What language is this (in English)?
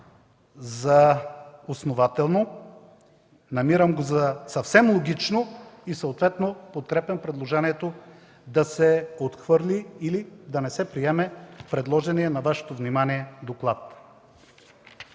Bulgarian